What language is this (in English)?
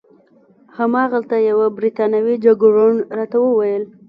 Pashto